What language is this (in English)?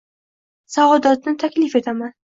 Uzbek